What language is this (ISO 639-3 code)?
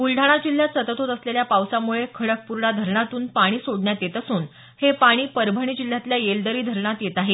mar